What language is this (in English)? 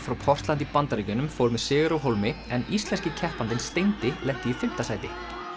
Icelandic